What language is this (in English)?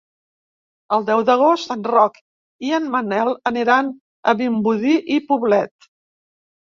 Catalan